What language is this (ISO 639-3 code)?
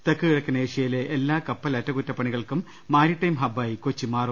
mal